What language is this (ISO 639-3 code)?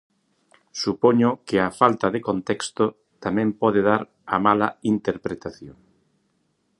glg